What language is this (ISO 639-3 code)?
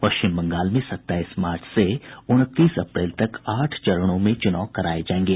hin